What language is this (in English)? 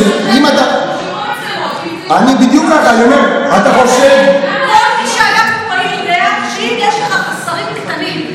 Hebrew